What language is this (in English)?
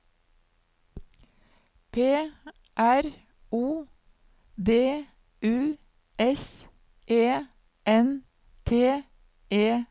Norwegian